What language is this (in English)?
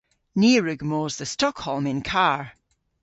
Cornish